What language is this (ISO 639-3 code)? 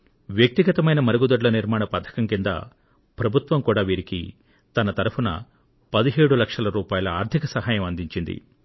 tel